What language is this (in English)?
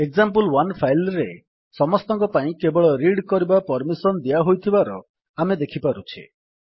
Odia